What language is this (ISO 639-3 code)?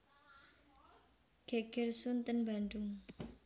jav